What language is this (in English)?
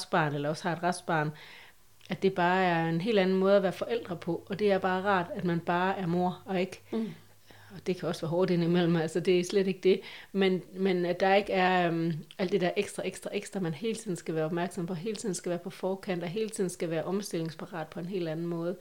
Danish